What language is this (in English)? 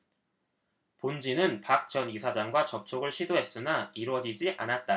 Korean